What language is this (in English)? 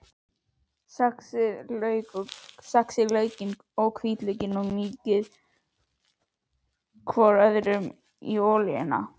Icelandic